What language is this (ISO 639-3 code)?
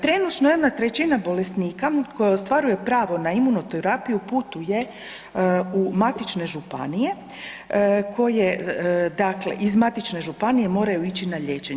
hrv